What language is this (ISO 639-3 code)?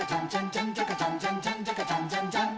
jpn